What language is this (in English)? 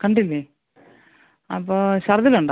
Malayalam